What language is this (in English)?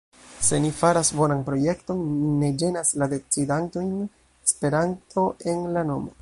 Esperanto